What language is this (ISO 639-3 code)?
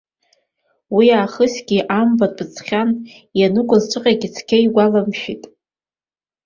abk